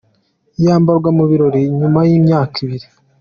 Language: Kinyarwanda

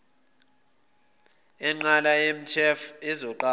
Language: Zulu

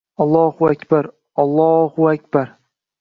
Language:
Uzbek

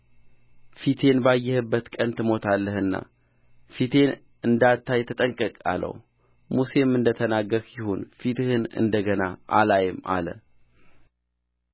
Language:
Amharic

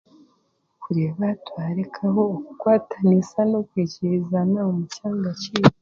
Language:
Chiga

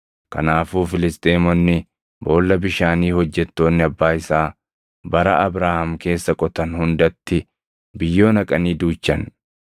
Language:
Oromo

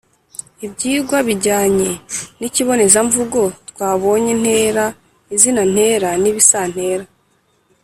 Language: Kinyarwanda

